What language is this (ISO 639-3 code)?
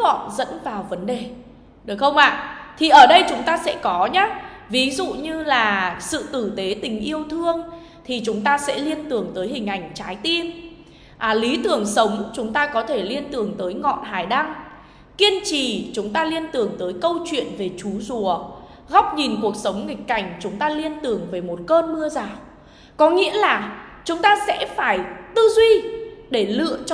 vie